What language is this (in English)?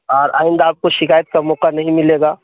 Urdu